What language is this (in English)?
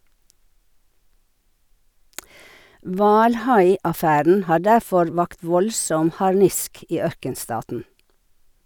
Norwegian